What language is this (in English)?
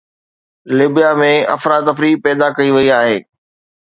Sindhi